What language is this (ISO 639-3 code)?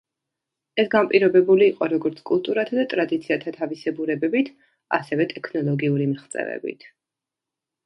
kat